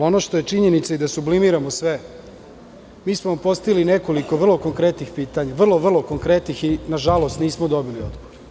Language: Serbian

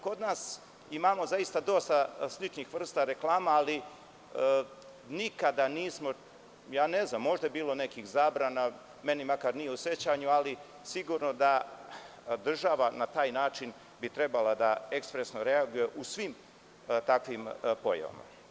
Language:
Serbian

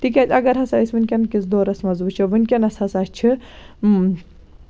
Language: Kashmiri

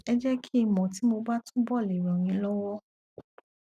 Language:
Yoruba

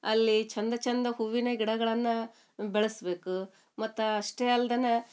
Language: Kannada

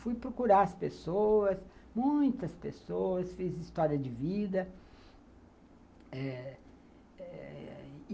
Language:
Portuguese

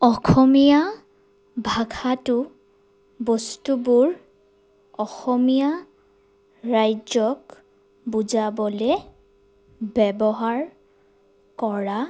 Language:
Assamese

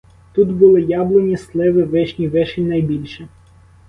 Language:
Ukrainian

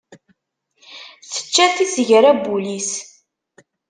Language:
Kabyle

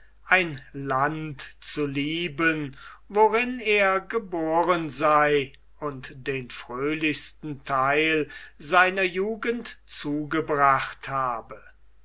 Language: German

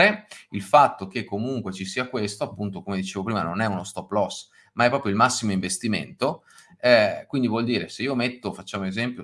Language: Italian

